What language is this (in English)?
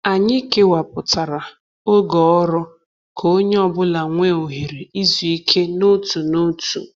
Igbo